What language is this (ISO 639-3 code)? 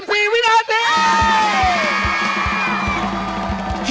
tha